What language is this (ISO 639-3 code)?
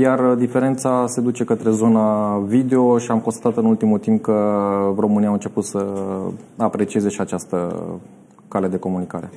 ron